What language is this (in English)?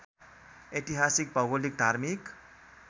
Nepali